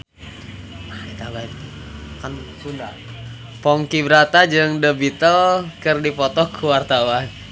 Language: Sundanese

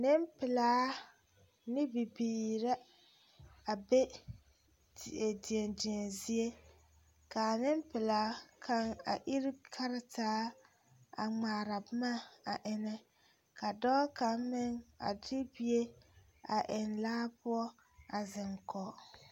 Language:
Southern Dagaare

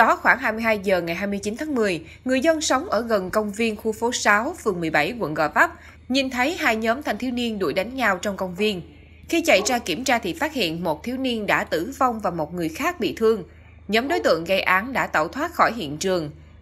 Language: Vietnamese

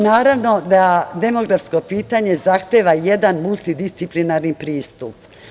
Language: Serbian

